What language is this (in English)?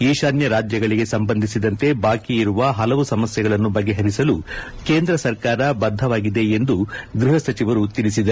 Kannada